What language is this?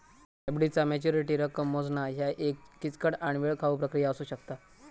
Marathi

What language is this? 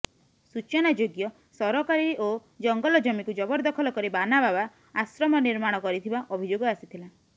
Odia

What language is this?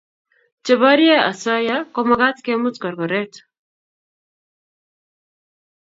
Kalenjin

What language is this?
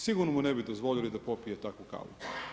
Croatian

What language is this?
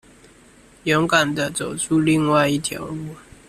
Chinese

